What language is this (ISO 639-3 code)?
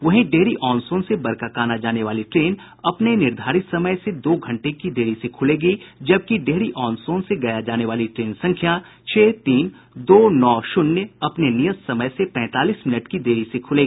hin